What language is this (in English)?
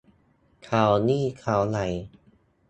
Thai